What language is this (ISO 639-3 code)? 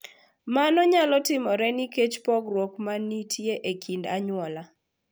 luo